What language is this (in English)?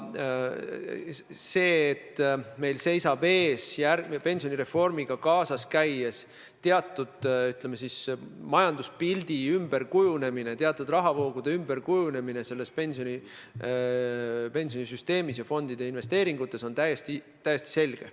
Estonian